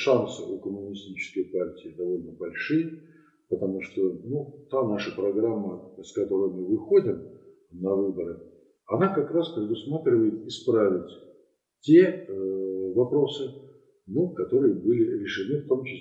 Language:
Russian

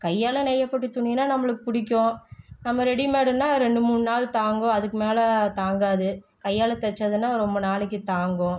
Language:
Tamil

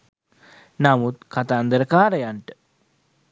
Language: Sinhala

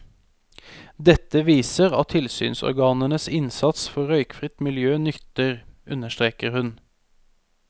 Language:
Norwegian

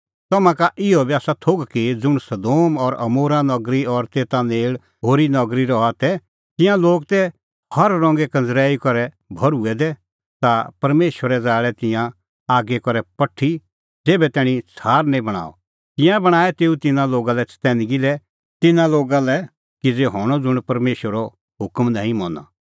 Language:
Kullu Pahari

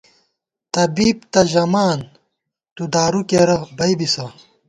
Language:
Gawar-Bati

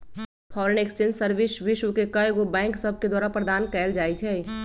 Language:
Magahi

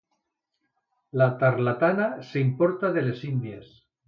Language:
Catalan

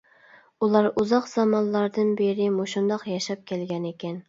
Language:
Uyghur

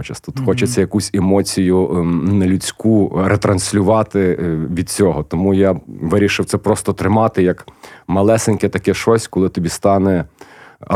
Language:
Ukrainian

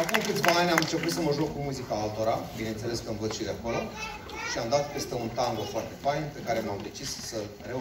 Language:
Romanian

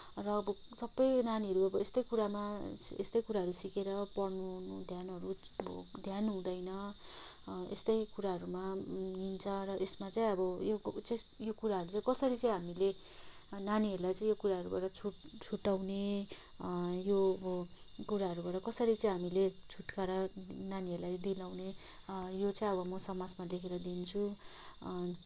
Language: Nepali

